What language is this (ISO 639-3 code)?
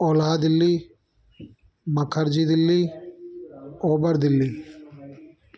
snd